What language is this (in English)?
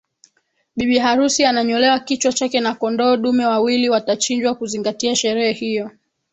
Swahili